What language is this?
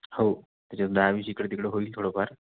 Marathi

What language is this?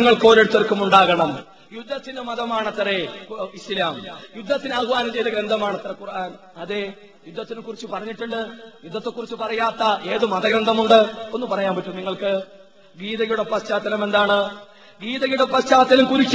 Malayalam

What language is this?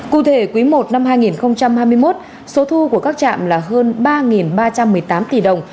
Vietnamese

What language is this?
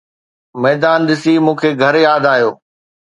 Sindhi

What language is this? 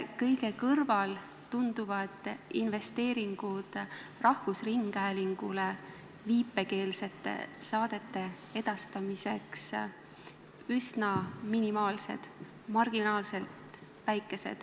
Estonian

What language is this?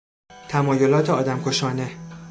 Persian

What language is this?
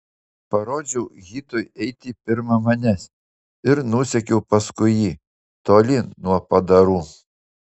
Lithuanian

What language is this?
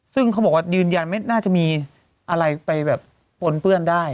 Thai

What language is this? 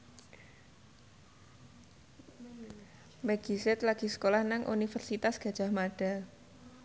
Javanese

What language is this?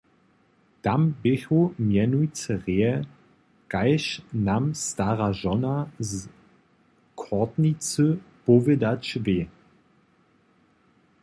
Upper Sorbian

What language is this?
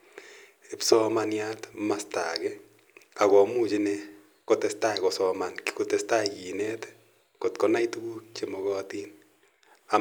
Kalenjin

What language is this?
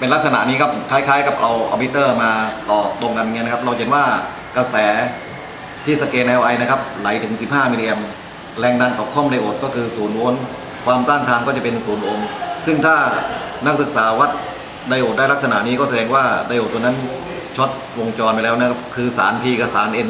Thai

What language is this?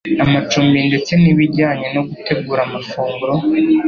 Kinyarwanda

